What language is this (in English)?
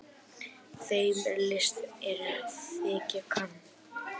Icelandic